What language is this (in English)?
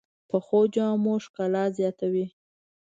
Pashto